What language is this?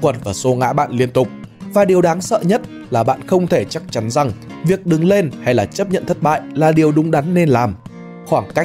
Vietnamese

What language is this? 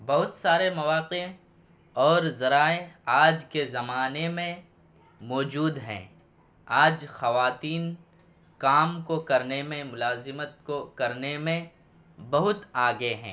Urdu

